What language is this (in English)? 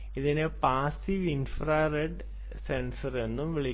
Malayalam